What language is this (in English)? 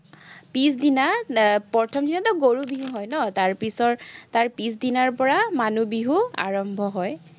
Assamese